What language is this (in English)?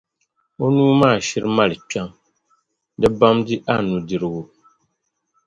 Dagbani